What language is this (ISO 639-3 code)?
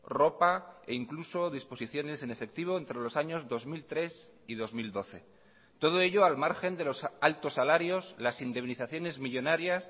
spa